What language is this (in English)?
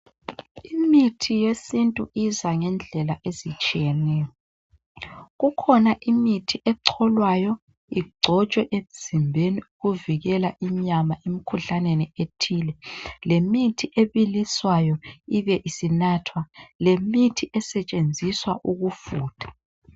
North Ndebele